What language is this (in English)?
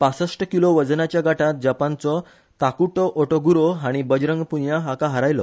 Konkani